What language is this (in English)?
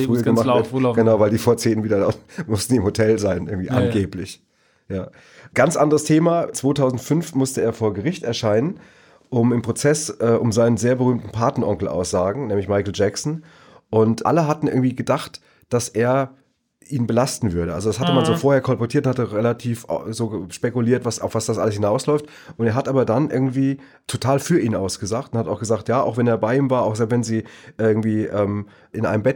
German